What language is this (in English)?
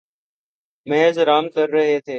Urdu